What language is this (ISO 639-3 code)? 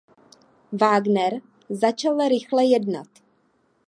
ces